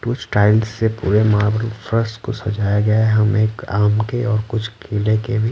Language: Hindi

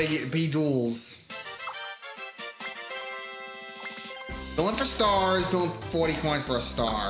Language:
English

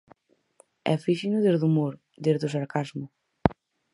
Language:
Galician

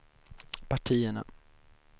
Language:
Swedish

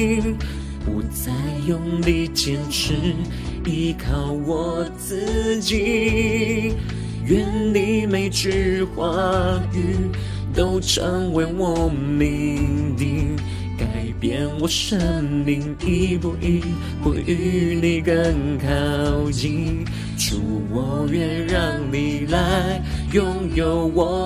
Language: Chinese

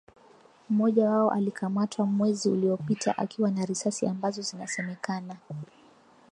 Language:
Swahili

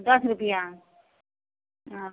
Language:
Maithili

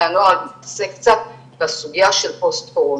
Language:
Hebrew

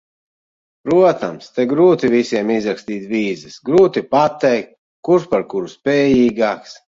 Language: Latvian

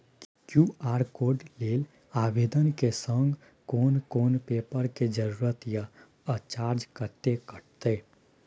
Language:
Maithili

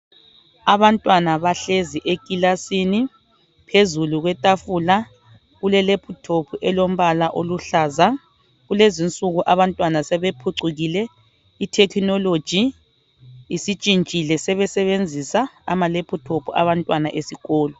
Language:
North Ndebele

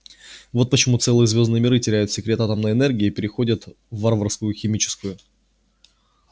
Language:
Russian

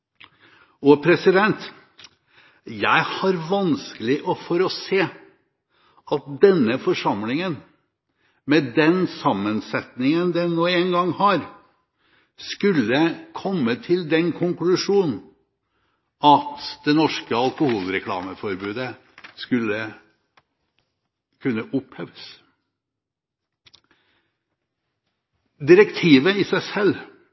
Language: Norwegian Bokmål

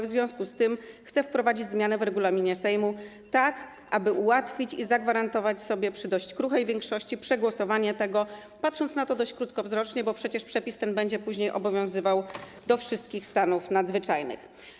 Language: Polish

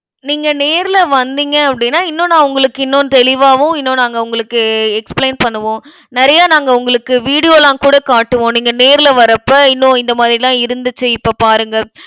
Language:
Tamil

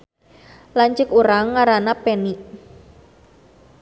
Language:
Sundanese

